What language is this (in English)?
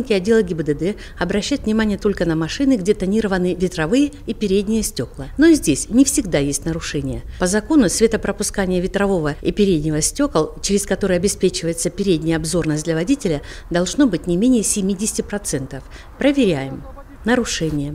Russian